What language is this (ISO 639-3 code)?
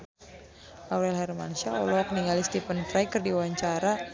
sun